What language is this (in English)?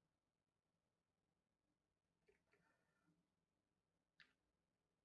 Turkish